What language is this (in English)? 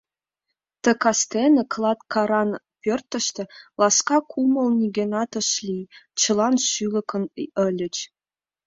Mari